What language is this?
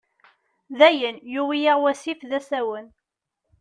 Kabyle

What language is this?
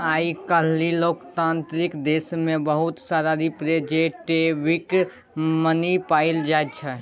Maithili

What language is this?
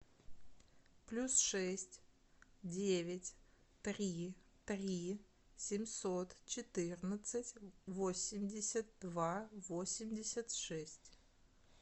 Russian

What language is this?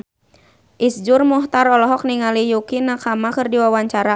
Sundanese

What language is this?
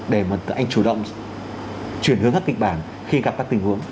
Vietnamese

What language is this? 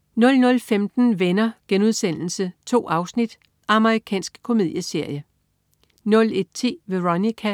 Danish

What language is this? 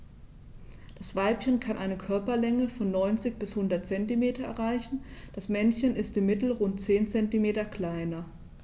German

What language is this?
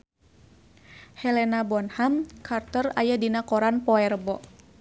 Sundanese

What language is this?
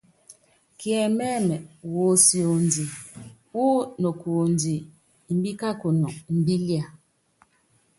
Yangben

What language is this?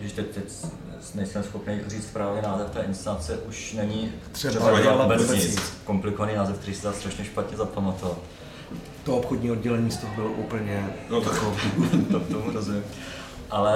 Czech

